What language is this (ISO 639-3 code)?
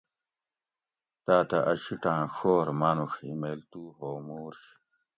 gwc